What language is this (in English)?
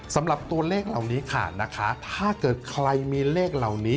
Thai